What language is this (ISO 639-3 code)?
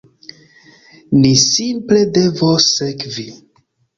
epo